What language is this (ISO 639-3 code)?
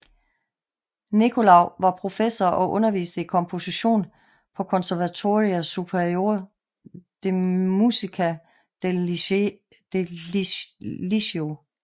dan